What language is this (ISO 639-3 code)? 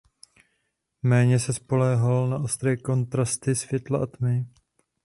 ces